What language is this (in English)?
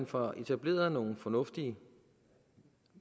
Danish